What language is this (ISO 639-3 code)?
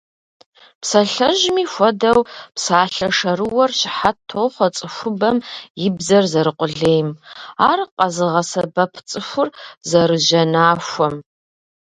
kbd